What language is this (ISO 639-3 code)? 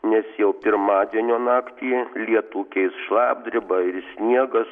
lit